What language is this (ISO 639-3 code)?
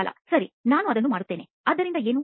kan